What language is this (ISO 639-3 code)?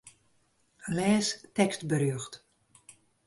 fry